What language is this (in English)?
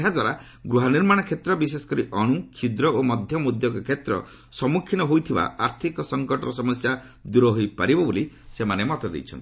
Odia